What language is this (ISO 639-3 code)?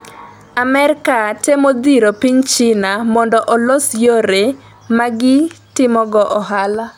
luo